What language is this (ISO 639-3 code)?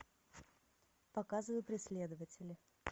rus